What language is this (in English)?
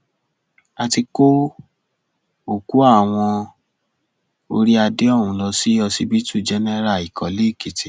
Yoruba